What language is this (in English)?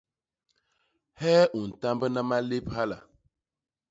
Basaa